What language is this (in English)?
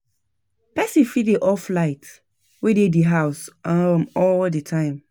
Nigerian Pidgin